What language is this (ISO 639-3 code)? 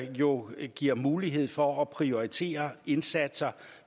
dan